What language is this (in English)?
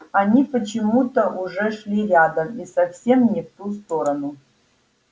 Russian